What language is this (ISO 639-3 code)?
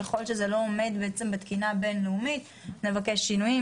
heb